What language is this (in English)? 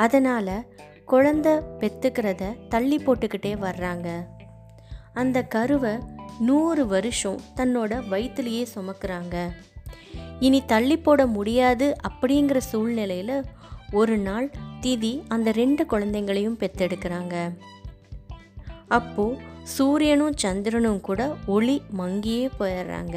Tamil